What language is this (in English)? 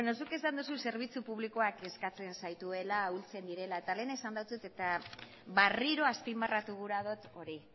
Basque